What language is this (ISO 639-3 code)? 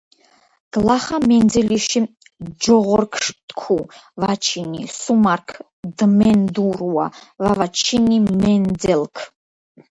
kat